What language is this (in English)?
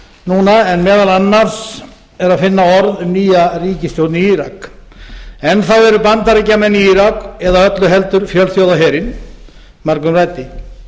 Icelandic